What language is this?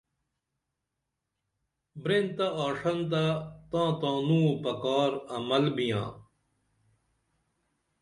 Dameli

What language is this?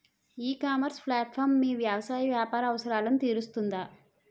Telugu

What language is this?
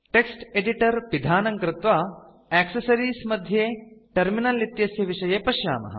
Sanskrit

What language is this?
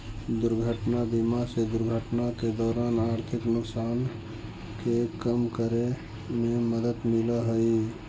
Magahi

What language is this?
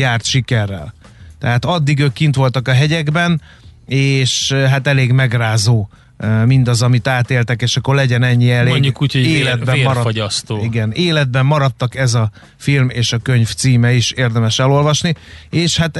Hungarian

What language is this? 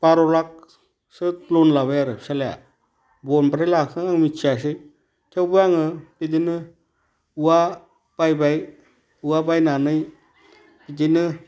Bodo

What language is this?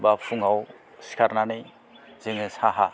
Bodo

